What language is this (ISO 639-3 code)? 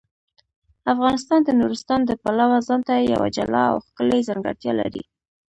pus